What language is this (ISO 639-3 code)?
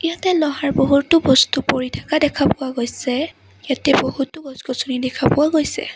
asm